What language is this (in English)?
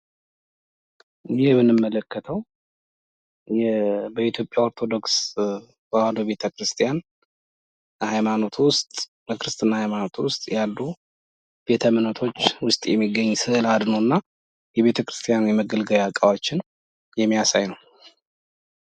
Amharic